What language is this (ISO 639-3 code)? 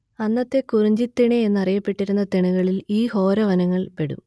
mal